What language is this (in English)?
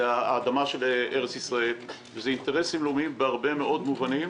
Hebrew